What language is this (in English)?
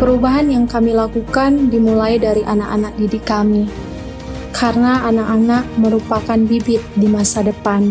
Indonesian